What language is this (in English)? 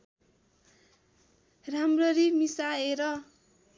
Nepali